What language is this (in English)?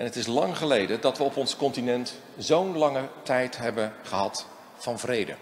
Dutch